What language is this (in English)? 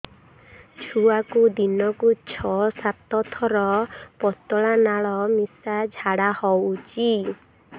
Odia